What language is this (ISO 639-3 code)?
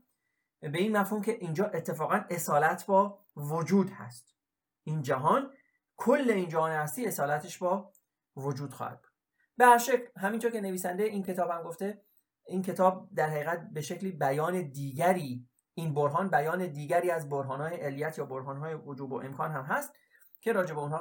fas